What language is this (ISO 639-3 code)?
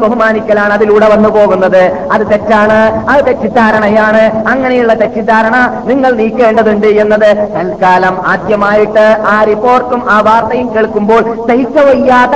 mal